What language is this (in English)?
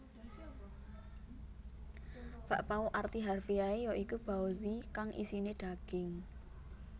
Javanese